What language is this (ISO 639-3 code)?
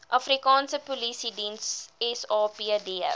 afr